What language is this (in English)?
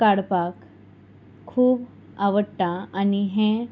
Konkani